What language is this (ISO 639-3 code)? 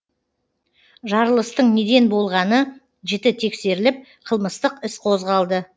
kaz